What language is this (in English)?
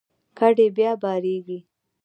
Pashto